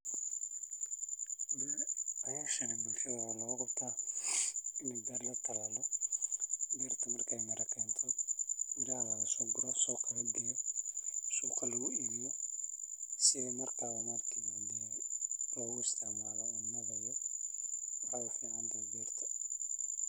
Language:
Somali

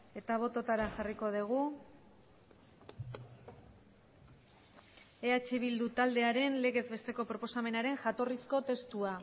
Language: Basque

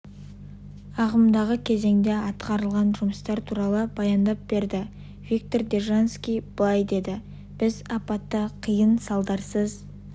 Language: Kazakh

